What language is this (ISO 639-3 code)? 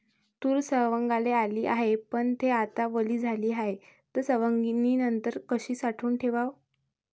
mar